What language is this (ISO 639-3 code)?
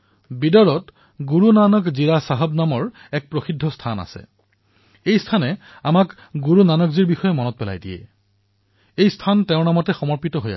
asm